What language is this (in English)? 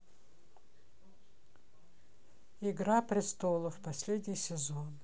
Russian